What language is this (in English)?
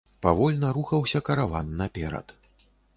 Belarusian